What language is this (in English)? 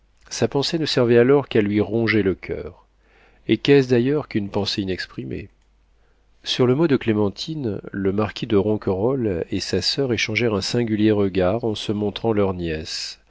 French